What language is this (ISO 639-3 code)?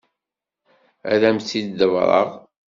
kab